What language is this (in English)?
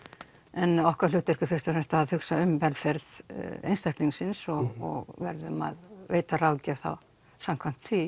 Icelandic